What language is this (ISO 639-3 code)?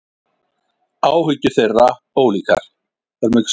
isl